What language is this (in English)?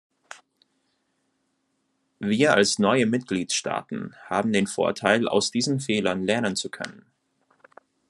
German